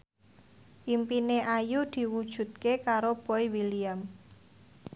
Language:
Javanese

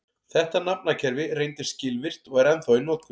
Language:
Icelandic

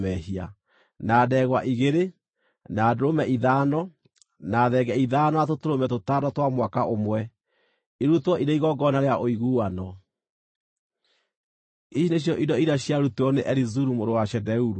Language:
Kikuyu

